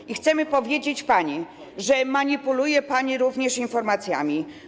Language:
Polish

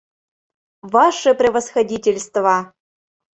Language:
Mari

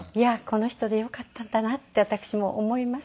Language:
Japanese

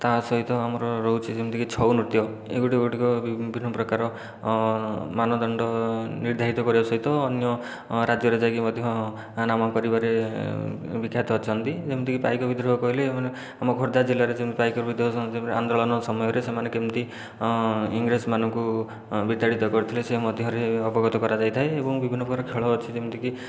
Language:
Odia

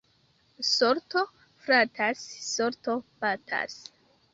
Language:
Esperanto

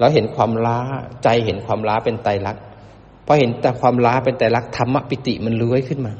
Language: Thai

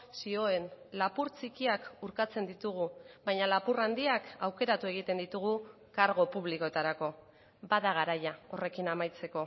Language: Basque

